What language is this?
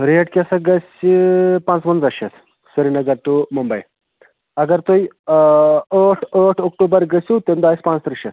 Kashmiri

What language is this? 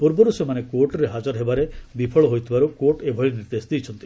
Odia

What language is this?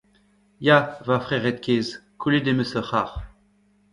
Breton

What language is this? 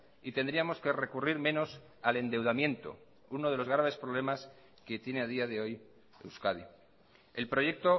Spanish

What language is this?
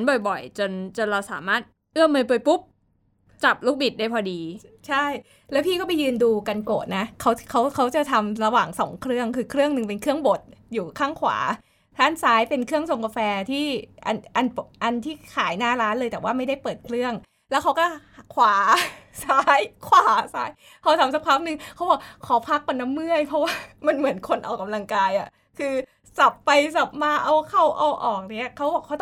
Thai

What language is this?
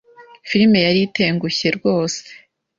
Kinyarwanda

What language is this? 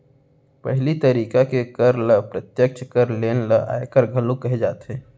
Chhattisgarhi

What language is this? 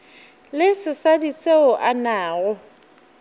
Northern Sotho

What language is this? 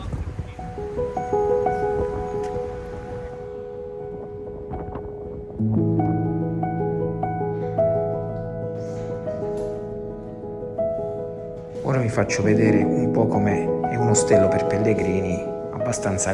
Italian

